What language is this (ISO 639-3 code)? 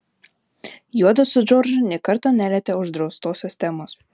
lit